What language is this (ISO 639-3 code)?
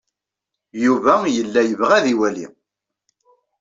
kab